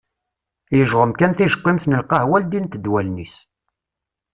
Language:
Kabyle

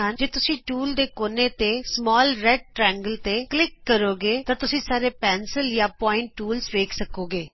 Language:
Punjabi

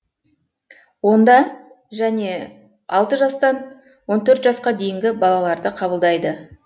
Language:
Kazakh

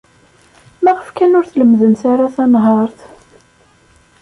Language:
Kabyle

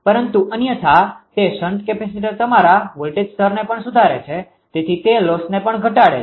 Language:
Gujarati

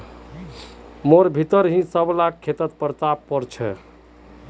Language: Magahi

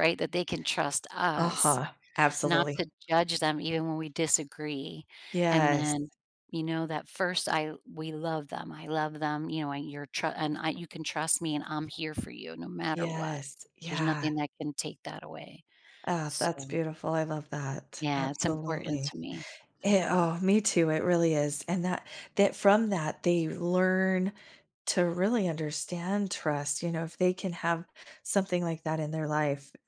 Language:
English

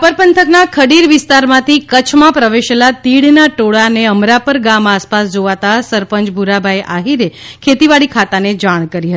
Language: Gujarati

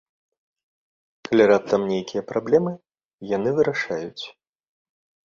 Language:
Belarusian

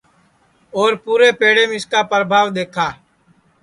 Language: Sansi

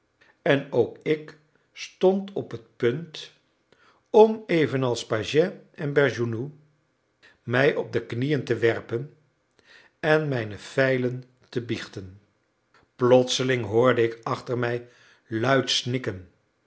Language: Dutch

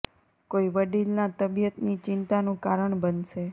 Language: Gujarati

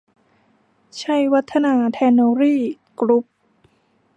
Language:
Thai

